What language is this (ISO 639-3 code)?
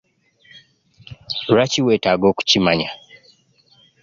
lug